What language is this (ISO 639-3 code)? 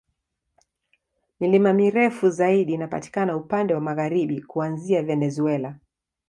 swa